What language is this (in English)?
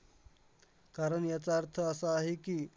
Marathi